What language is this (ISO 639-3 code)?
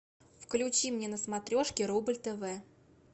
rus